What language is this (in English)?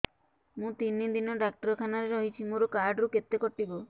Odia